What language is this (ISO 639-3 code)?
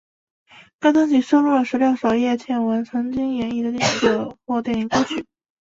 zho